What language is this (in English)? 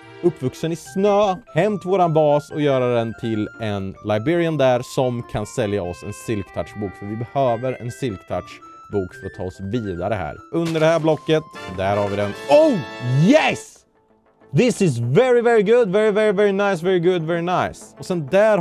Swedish